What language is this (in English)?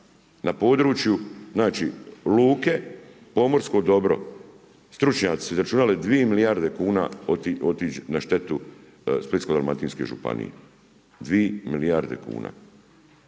Croatian